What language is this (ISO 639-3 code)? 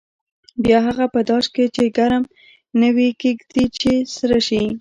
pus